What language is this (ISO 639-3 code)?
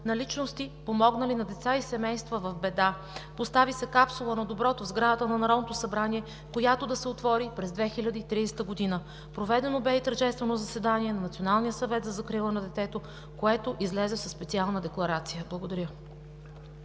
bul